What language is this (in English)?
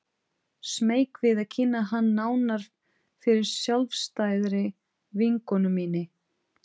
Icelandic